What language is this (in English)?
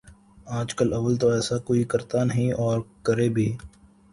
Urdu